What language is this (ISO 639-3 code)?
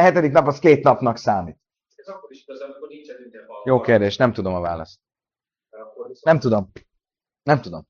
hun